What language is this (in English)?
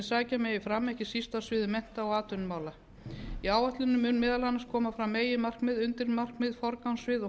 Icelandic